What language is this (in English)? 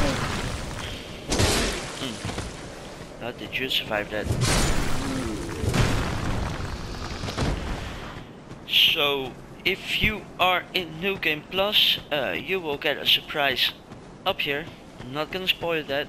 English